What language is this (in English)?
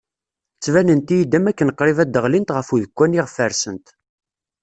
Kabyle